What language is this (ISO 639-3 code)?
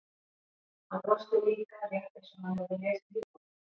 isl